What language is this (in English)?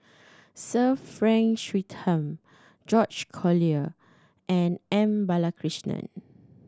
English